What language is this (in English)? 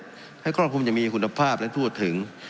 Thai